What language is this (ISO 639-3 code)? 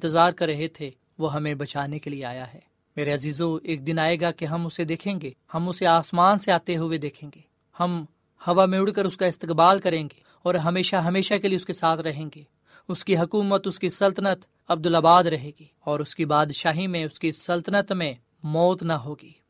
urd